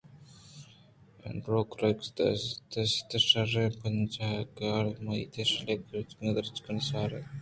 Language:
Eastern Balochi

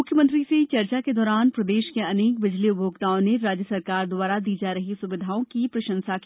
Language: Hindi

